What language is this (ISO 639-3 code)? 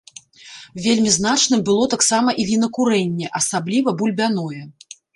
bel